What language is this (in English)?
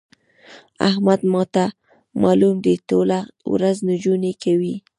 Pashto